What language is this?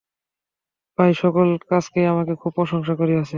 Bangla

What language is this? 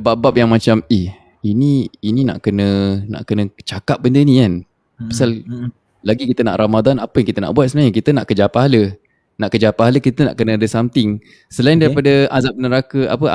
Malay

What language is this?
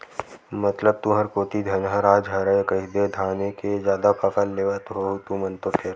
Chhattisgarhi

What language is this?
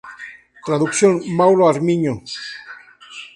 Spanish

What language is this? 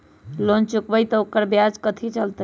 Magahi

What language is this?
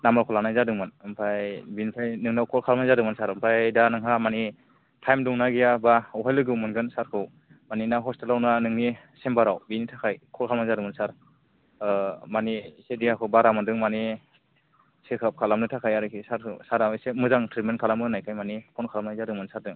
Bodo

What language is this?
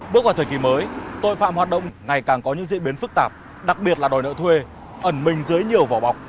Vietnamese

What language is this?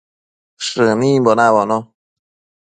Matsés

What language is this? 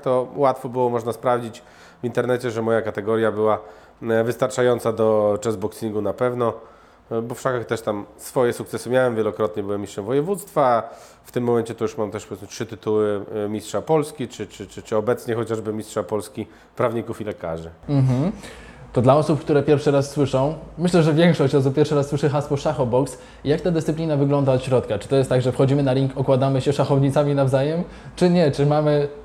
Polish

